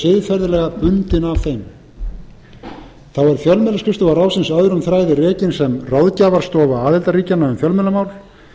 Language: Icelandic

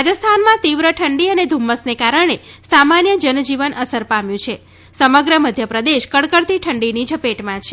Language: Gujarati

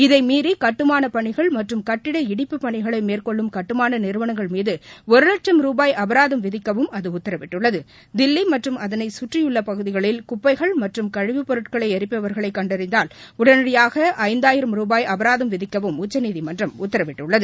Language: Tamil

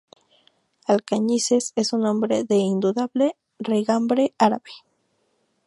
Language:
Spanish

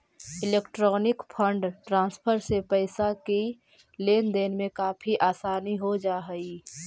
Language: Magahi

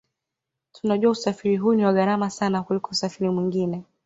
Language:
Swahili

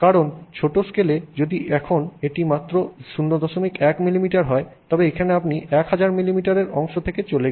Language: Bangla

